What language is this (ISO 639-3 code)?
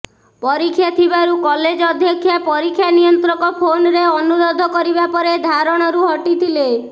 ori